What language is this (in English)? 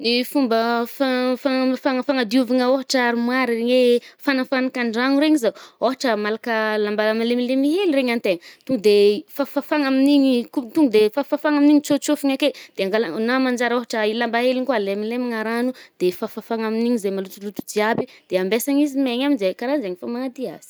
Northern Betsimisaraka Malagasy